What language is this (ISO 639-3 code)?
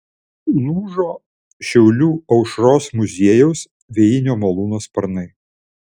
lit